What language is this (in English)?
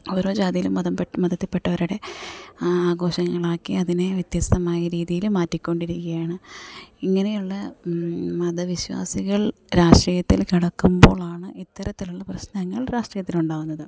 Malayalam